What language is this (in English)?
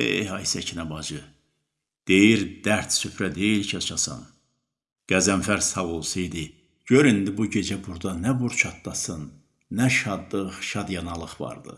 Turkish